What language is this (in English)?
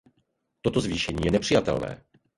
Czech